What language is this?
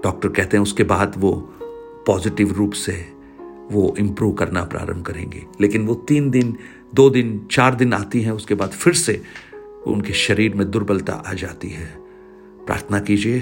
Hindi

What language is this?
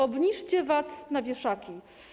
Polish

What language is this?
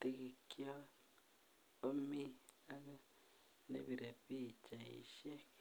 Kalenjin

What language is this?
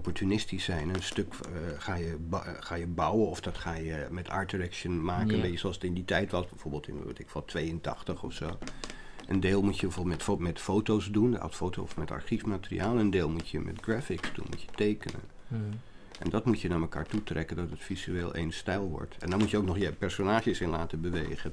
Dutch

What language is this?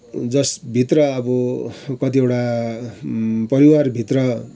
Nepali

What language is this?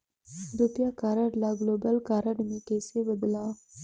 Chhattisgarhi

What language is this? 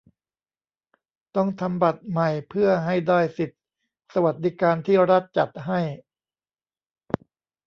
Thai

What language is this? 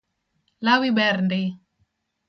Luo (Kenya and Tanzania)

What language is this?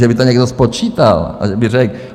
Czech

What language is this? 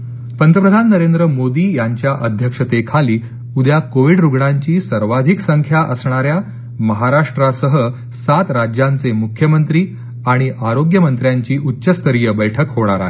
Marathi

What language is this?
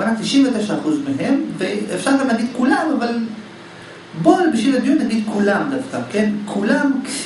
Hebrew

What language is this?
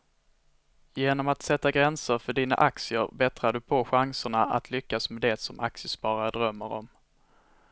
Swedish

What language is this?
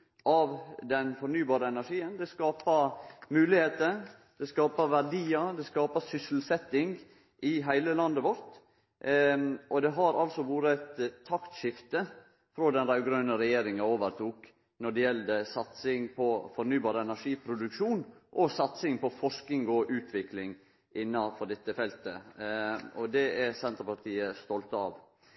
Norwegian Nynorsk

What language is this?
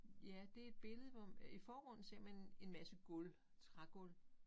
Danish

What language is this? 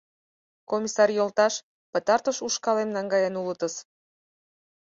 Mari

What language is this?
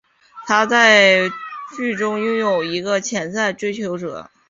Chinese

